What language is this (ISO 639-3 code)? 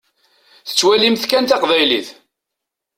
kab